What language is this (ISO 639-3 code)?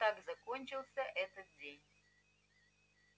rus